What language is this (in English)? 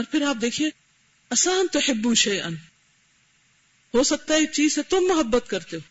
Urdu